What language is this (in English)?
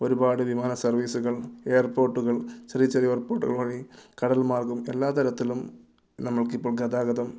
Malayalam